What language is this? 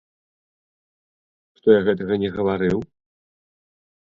Belarusian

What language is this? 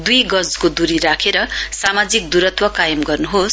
Nepali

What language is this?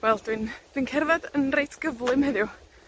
Welsh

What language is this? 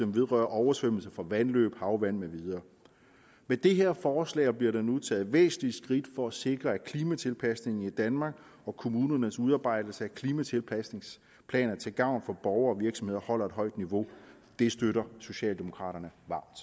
Danish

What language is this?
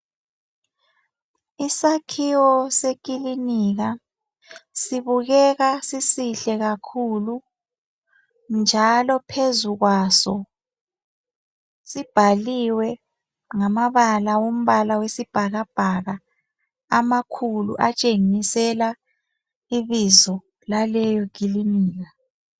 North Ndebele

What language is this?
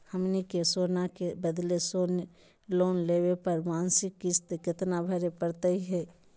Magahi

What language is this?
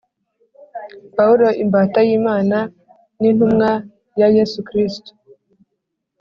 Kinyarwanda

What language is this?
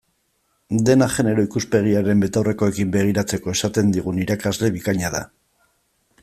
Basque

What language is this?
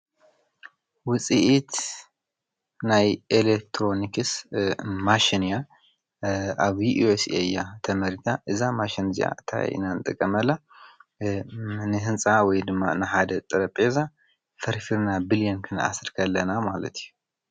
Tigrinya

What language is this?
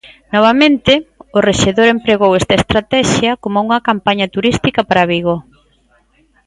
Galician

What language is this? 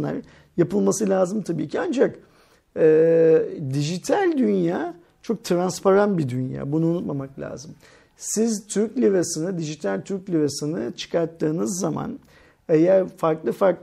Turkish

